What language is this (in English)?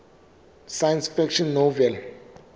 Southern Sotho